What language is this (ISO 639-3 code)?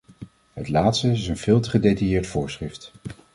nld